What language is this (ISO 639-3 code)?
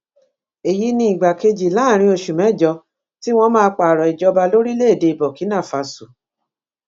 yor